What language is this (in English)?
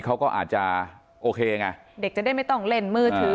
Thai